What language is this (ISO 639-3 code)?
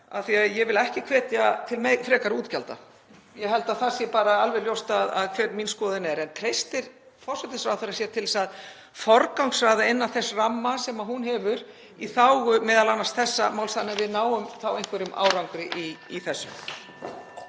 isl